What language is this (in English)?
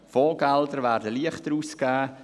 Swiss German